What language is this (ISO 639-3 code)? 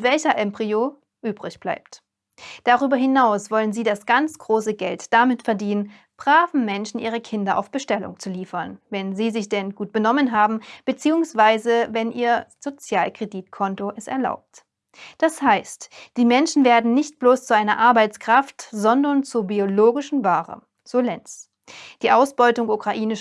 deu